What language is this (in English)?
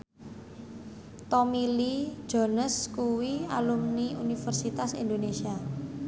Javanese